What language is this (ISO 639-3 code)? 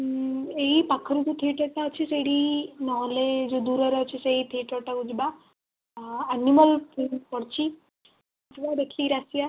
ori